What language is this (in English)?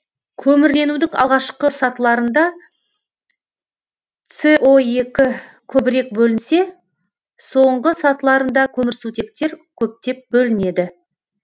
Kazakh